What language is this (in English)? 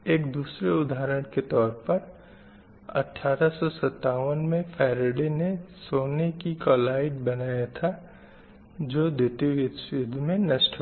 Hindi